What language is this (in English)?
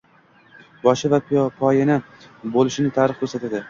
Uzbek